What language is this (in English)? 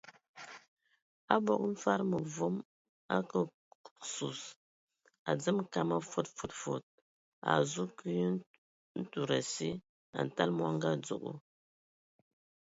Ewondo